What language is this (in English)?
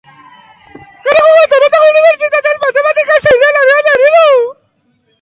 Basque